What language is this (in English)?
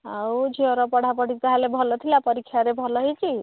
Odia